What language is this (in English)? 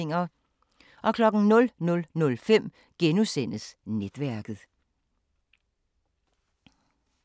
Danish